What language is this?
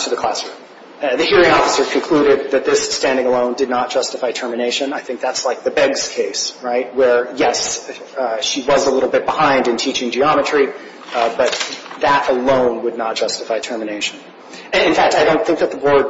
English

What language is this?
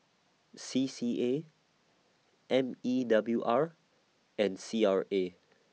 English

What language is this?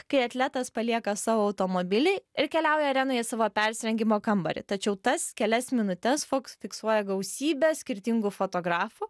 Lithuanian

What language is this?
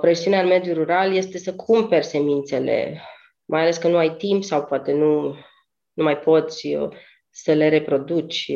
Romanian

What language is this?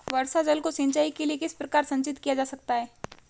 Hindi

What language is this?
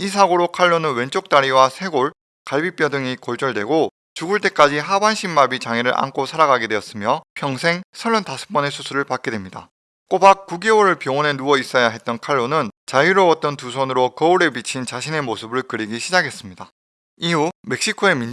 Korean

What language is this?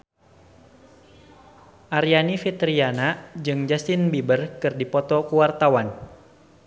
Sundanese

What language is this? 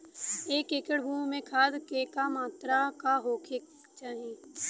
Bhojpuri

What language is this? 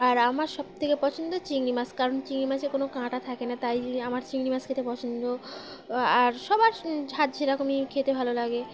Bangla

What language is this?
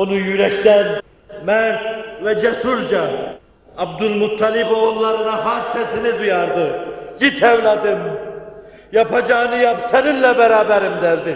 Turkish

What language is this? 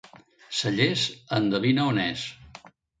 Catalan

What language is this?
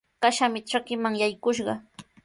Sihuas Ancash Quechua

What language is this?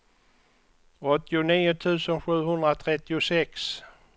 Swedish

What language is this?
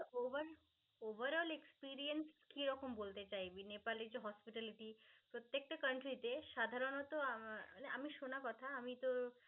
Bangla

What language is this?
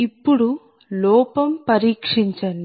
Telugu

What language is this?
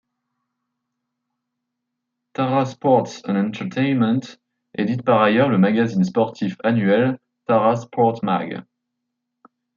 French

